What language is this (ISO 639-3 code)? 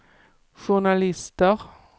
swe